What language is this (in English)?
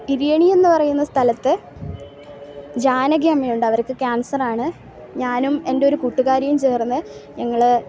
Malayalam